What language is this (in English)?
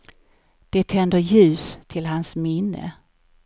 Swedish